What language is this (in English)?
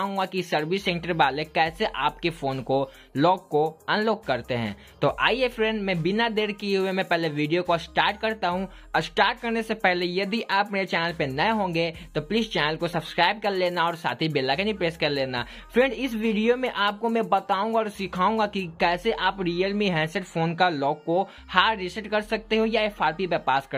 Hindi